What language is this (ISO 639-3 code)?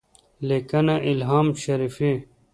pus